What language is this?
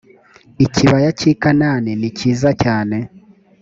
Kinyarwanda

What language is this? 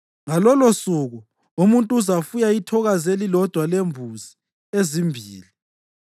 North Ndebele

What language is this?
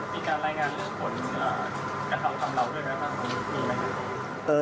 Thai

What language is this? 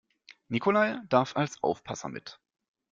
German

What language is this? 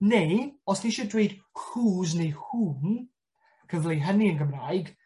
Welsh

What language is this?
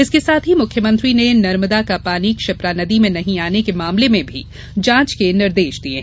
Hindi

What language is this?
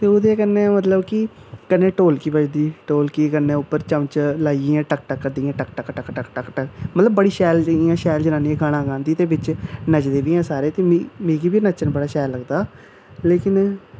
Dogri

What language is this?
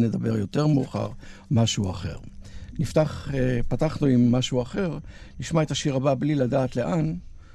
Hebrew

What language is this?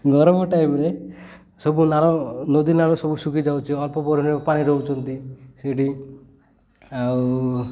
Odia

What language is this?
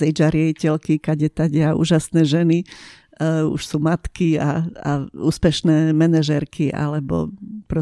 Slovak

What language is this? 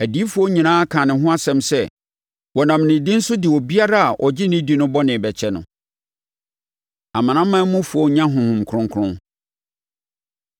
Akan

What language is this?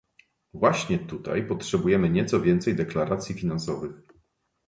Polish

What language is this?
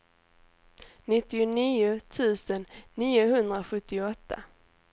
Swedish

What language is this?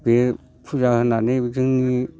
Bodo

